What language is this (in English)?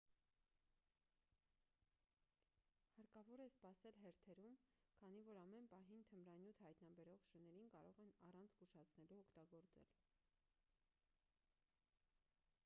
Armenian